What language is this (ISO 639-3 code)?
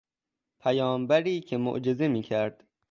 fas